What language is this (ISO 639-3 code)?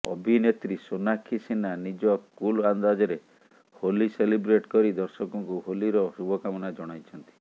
ori